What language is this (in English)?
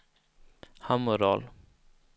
Swedish